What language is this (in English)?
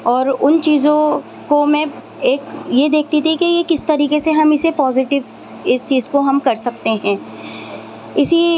Urdu